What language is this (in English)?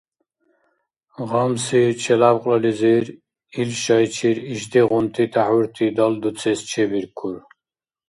Dargwa